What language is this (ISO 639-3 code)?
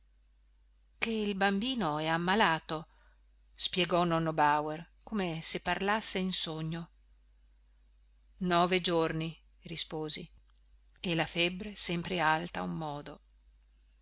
ita